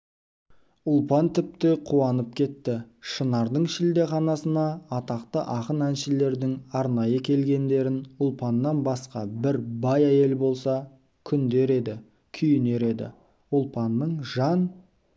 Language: Kazakh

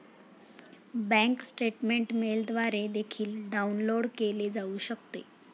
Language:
Marathi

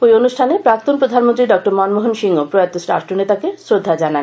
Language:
Bangla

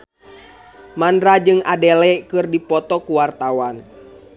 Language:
Sundanese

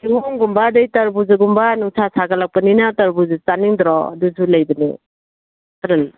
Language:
Manipuri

